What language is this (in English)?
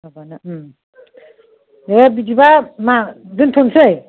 Bodo